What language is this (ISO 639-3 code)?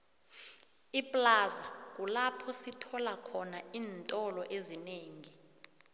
nbl